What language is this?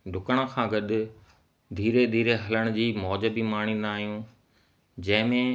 Sindhi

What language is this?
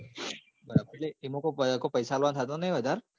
Gujarati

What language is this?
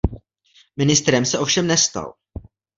Czech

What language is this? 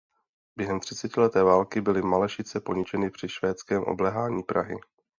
Czech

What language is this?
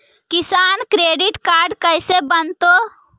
Magahi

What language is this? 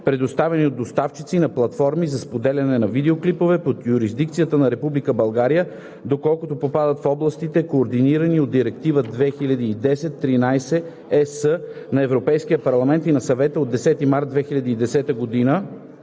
Bulgarian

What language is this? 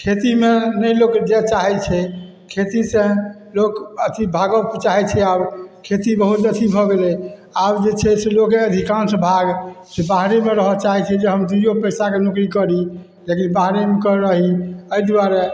Maithili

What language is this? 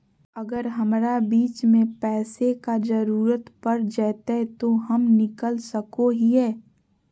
Magahi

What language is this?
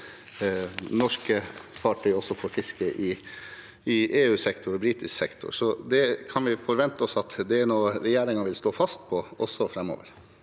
Norwegian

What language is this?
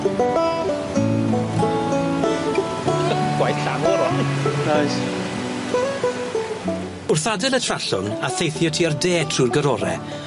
Welsh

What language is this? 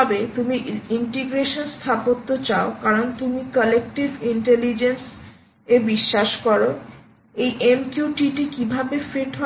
Bangla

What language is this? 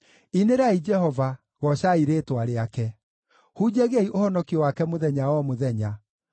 Kikuyu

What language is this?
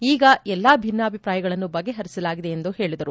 Kannada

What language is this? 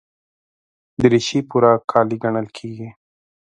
Pashto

